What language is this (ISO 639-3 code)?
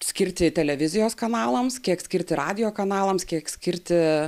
lit